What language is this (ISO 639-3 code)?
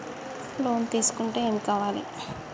tel